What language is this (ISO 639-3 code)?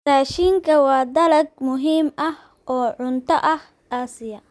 som